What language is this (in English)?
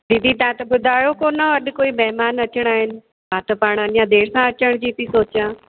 Sindhi